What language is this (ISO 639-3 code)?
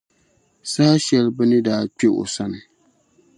dag